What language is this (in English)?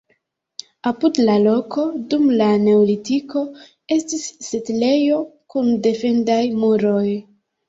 Esperanto